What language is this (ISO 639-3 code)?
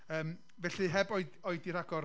cym